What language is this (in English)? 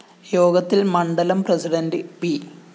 Malayalam